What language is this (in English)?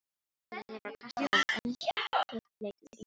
Icelandic